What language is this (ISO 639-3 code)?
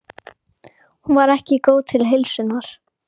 isl